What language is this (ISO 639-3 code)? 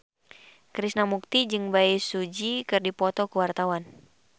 sun